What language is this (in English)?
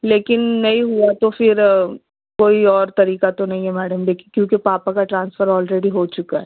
Urdu